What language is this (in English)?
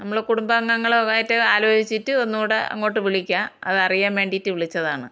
Malayalam